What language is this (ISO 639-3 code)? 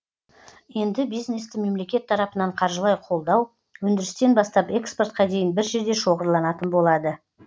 kaz